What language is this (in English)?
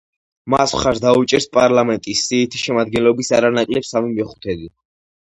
Georgian